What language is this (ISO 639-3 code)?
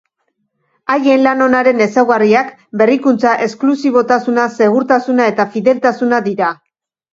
eus